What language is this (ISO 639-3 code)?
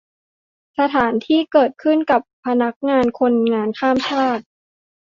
tha